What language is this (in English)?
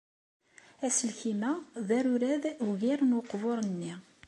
Kabyle